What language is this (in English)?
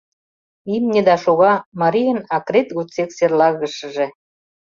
Mari